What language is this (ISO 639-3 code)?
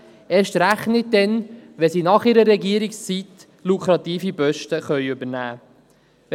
gsw